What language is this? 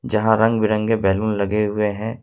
Hindi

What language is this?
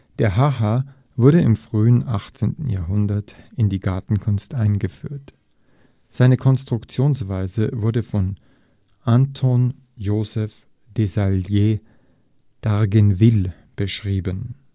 German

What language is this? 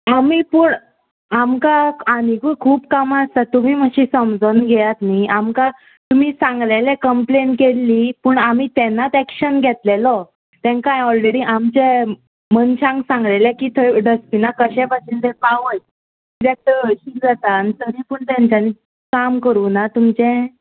Konkani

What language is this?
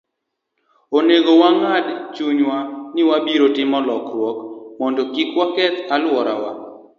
Luo (Kenya and Tanzania)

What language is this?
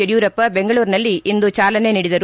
Kannada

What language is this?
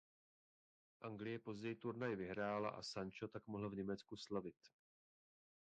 Czech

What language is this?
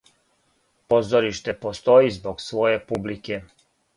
Serbian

